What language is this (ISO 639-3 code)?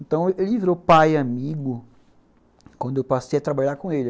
por